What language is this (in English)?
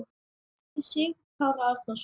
Icelandic